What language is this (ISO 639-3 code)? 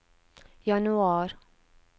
nor